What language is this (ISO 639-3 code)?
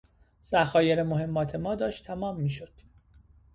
fas